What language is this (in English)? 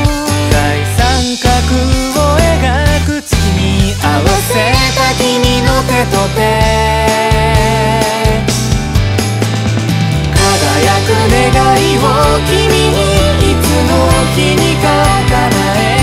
Japanese